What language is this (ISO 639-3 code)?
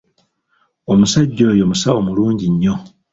lug